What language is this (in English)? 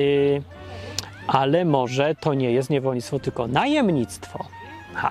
Polish